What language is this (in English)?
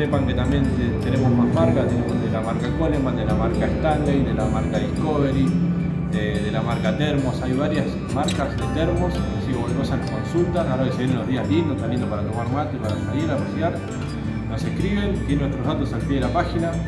Spanish